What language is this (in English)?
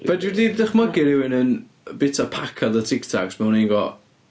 Welsh